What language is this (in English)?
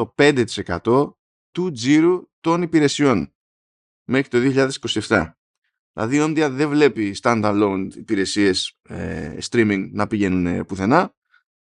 Greek